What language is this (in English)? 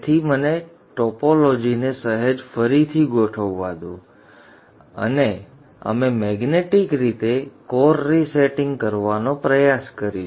Gujarati